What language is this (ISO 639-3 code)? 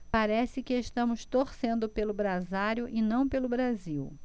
por